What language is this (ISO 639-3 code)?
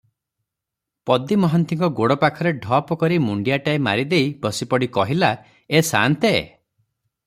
ori